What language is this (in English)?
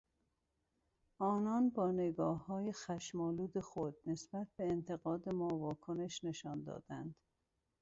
Persian